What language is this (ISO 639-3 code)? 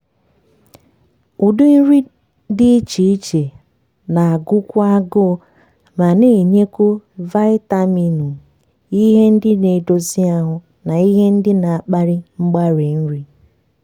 ibo